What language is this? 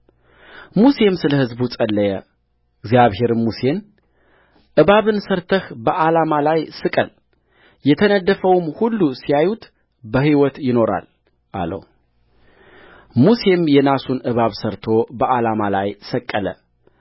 Amharic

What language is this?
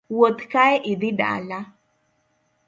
Luo (Kenya and Tanzania)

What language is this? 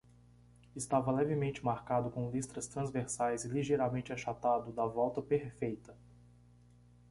Portuguese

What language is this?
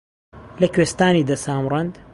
Central Kurdish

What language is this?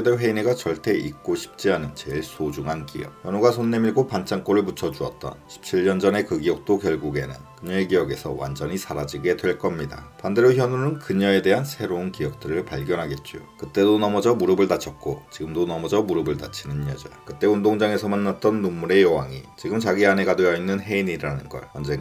Korean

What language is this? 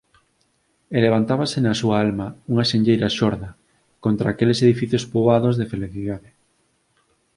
Galician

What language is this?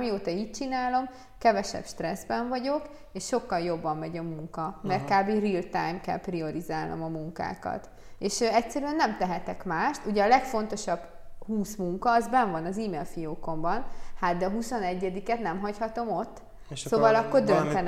Hungarian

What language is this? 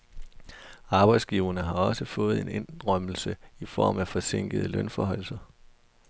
Danish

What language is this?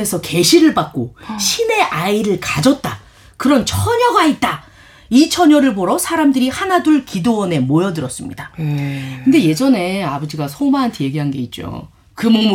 Korean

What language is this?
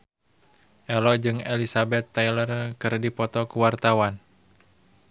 Sundanese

